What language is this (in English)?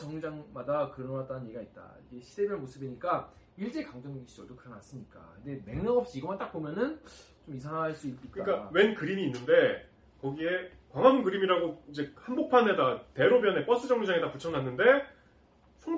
Korean